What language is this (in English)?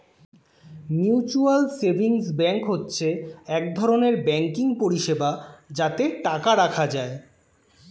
Bangla